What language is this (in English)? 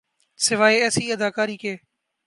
Urdu